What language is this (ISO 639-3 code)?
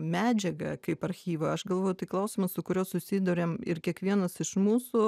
lit